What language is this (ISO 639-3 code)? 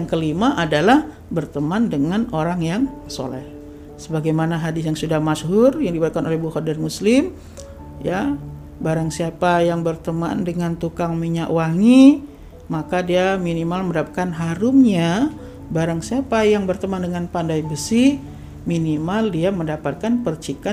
ind